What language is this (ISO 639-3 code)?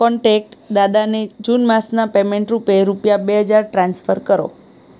guj